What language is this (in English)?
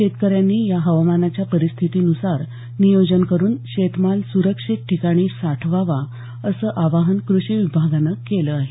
Marathi